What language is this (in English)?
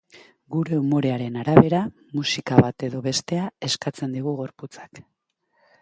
Basque